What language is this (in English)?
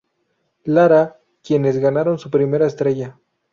Spanish